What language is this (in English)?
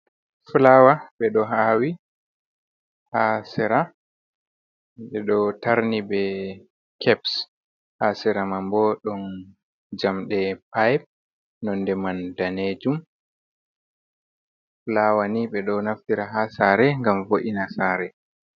Fula